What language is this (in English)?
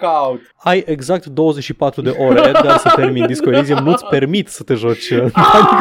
Romanian